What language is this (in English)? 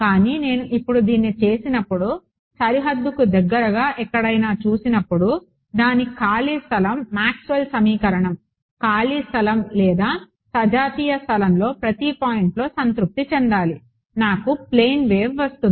Telugu